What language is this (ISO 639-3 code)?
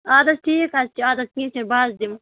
kas